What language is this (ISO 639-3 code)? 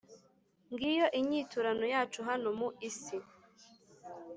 kin